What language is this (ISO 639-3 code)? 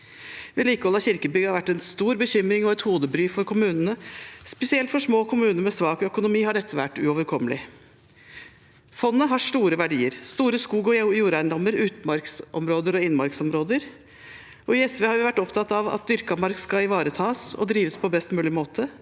nor